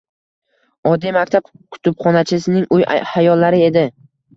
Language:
Uzbek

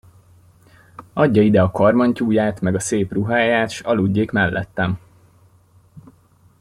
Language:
Hungarian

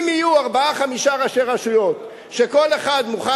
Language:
Hebrew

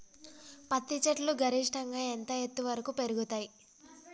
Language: Telugu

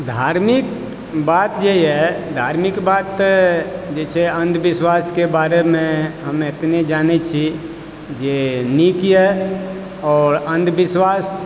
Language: Maithili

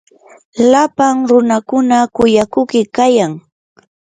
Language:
Yanahuanca Pasco Quechua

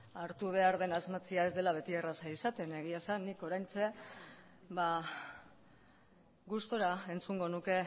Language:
Basque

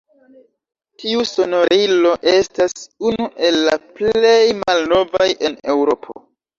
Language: Esperanto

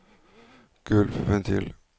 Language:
Norwegian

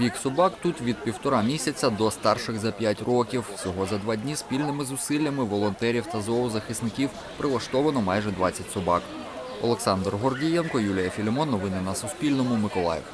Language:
Ukrainian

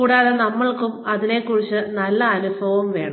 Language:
Malayalam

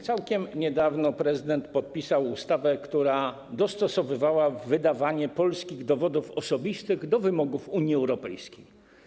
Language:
Polish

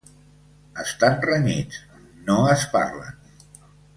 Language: Catalan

